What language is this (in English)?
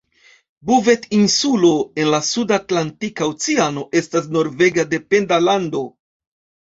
Esperanto